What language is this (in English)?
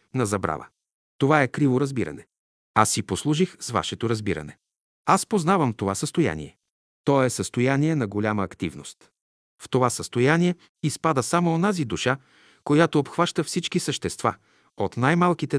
Bulgarian